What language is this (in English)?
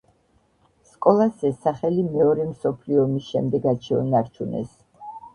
Georgian